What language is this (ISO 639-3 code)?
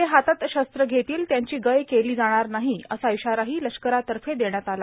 mar